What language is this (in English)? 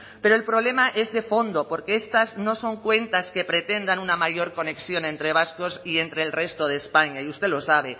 Spanish